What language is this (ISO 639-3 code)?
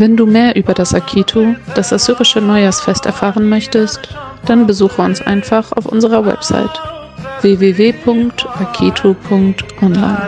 deu